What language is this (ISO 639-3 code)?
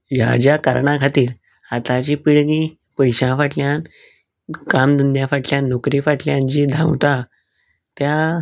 kok